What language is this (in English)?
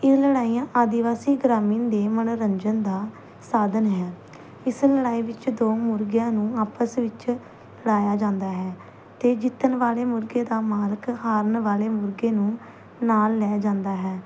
Punjabi